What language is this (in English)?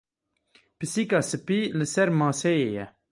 Kurdish